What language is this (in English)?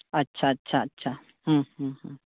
Santali